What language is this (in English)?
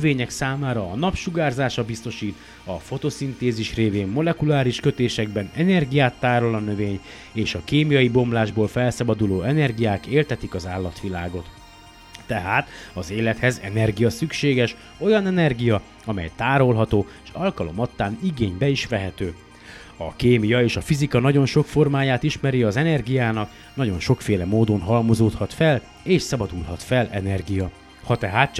Hungarian